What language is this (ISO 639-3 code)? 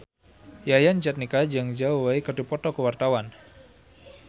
sun